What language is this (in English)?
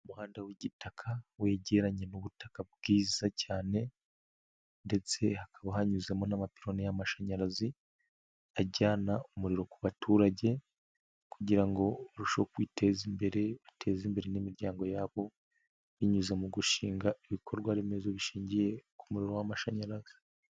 Kinyarwanda